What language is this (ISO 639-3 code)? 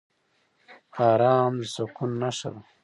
pus